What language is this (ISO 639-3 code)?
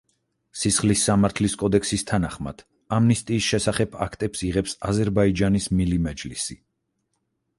kat